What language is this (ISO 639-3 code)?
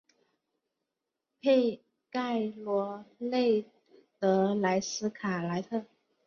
zho